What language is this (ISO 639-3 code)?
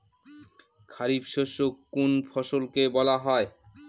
ben